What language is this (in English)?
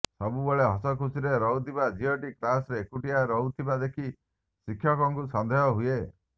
Odia